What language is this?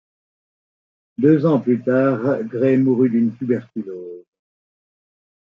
French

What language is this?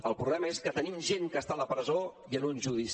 Catalan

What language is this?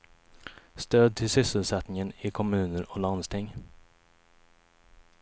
Swedish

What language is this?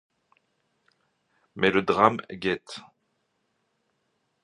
French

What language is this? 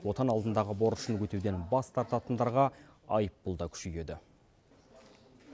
Kazakh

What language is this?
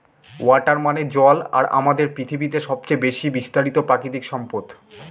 Bangla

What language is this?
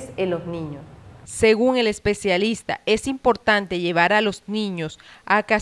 Spanish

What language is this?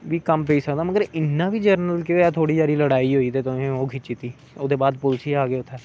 Dogri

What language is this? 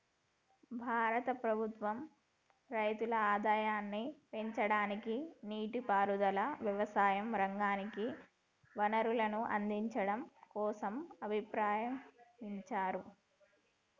Telugu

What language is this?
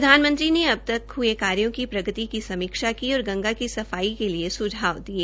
Hindi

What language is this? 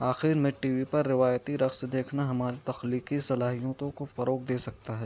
Urdu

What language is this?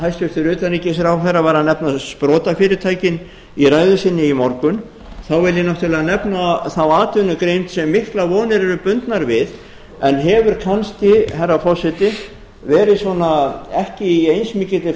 Icelandic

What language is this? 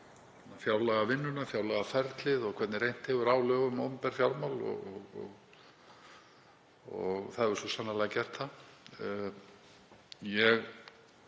Icelandic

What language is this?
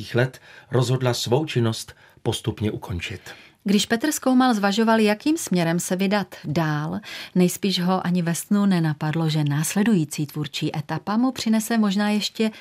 Czech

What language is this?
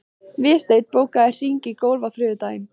Icelandic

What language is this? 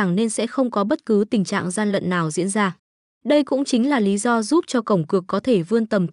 Vietnamese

